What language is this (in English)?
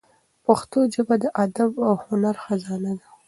Pashto